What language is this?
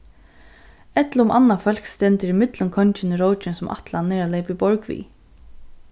Faroese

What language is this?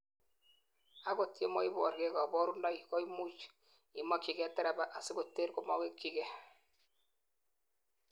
Kalenjin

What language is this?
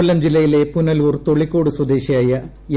Malayalam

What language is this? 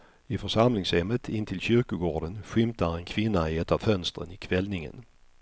Swedish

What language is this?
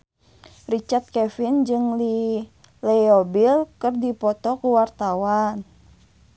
Sundanese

